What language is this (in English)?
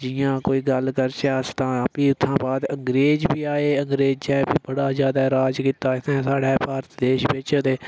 Dogri